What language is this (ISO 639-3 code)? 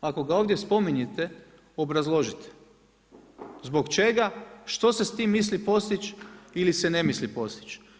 hrv